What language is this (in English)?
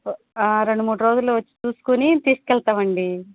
Telugu